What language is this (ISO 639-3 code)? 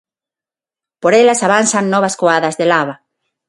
glg